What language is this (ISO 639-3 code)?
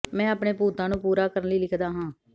pan